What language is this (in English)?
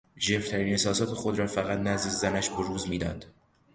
Persian